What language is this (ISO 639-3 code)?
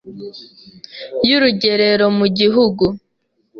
kin